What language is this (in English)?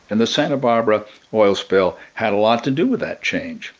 English